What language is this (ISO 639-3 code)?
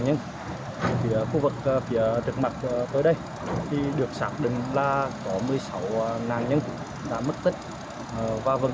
vie